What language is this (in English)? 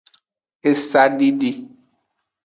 Aja (Benin)